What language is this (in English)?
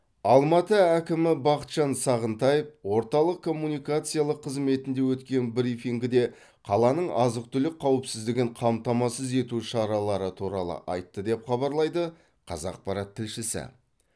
Kazakh